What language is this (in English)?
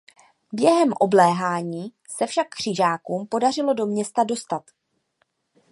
Czech